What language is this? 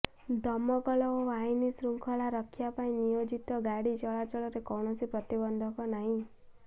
Odia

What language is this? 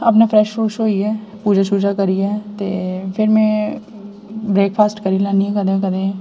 Dogri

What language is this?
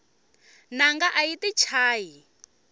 Tsonga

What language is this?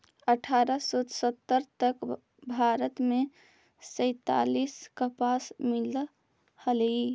Magahi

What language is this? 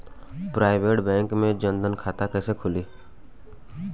Bhojpuri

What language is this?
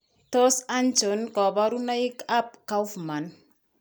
Kalenjin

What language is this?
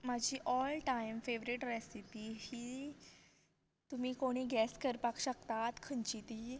Konkani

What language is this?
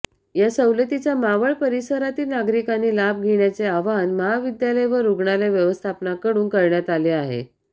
Marathi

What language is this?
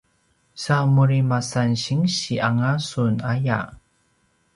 Paiwan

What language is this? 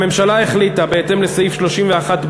Hebrew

